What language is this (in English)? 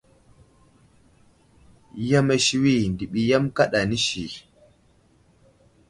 Wuzlam